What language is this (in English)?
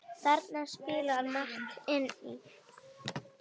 Icelandic